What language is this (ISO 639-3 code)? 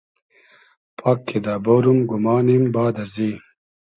haz